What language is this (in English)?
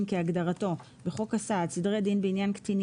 Hebrew